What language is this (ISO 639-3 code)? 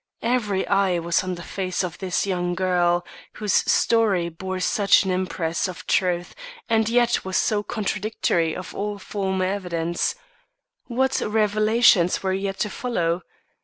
eng